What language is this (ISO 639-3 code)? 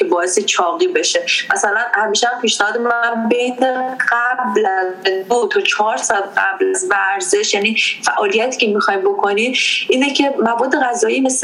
fas